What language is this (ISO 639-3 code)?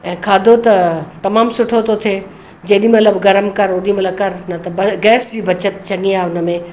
snd